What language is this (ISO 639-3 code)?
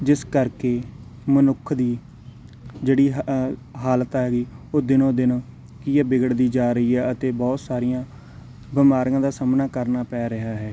pan